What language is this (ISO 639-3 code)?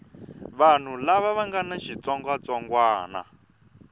tso